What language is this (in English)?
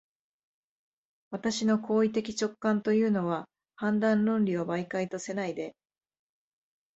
Japanese